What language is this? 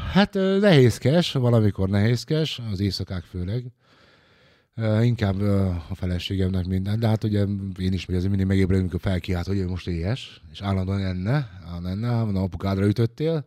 Hungarian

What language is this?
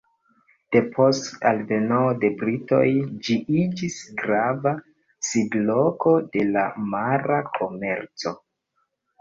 Esperanto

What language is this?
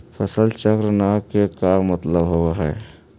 Magahi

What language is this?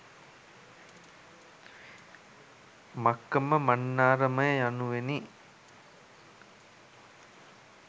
Sinhala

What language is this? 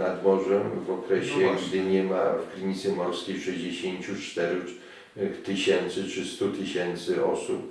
Polish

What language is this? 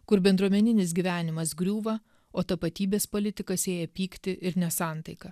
Lithuanian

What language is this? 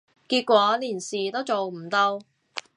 Cantonese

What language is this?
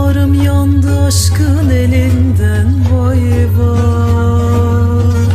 Turkish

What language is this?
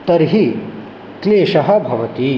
Sanskrit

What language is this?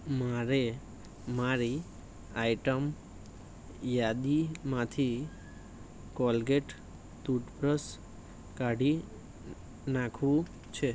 Gujarati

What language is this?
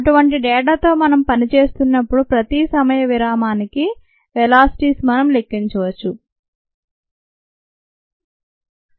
Telugu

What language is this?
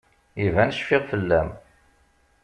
Kabyle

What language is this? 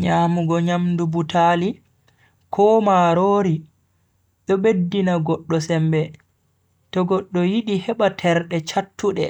Bagirmi Fulfulde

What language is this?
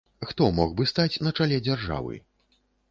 Belarusian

